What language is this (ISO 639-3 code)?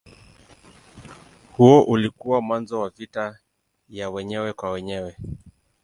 swa